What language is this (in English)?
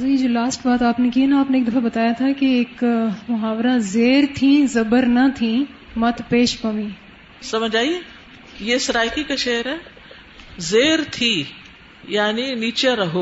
Urdu